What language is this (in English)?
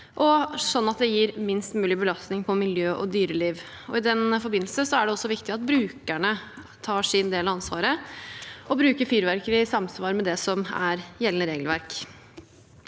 Norwegian